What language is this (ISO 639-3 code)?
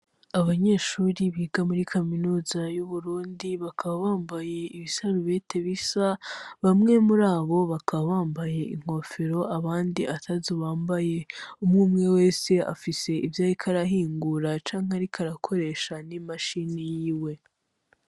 run